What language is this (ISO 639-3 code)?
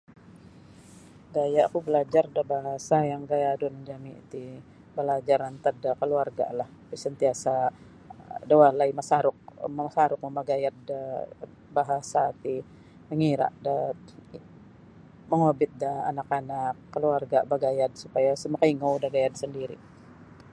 bsy